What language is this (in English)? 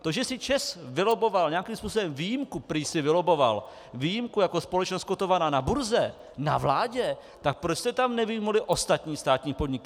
Czech